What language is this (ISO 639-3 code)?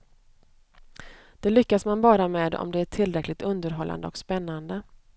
swe